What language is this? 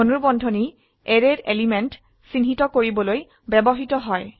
Assamese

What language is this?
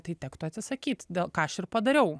Lithuanian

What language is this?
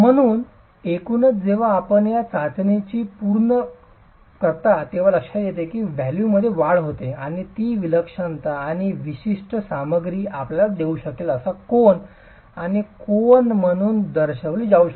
Marathi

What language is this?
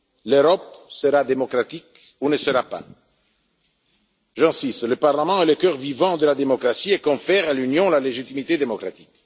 French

